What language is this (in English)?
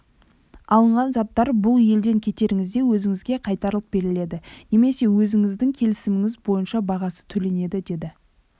Kazakh